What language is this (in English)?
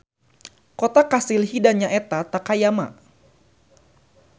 Sundanese